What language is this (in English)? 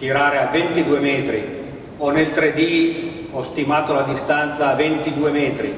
Italian